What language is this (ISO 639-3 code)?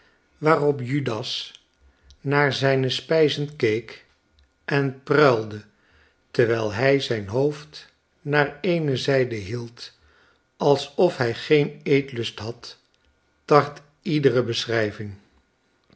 nld